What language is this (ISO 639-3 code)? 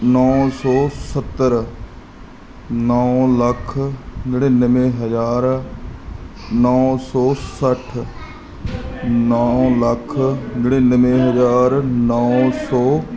pan